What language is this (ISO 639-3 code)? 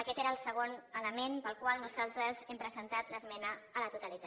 cat